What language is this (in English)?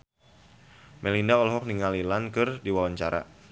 Sundanese